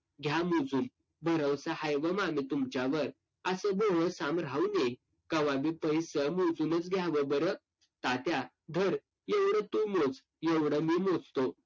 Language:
Marathi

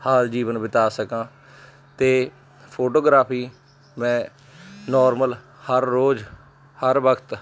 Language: Punjabi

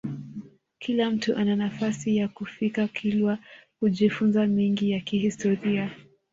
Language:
Swahili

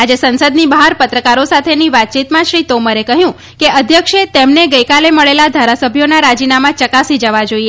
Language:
Gujarati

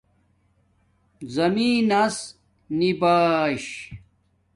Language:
Domaaki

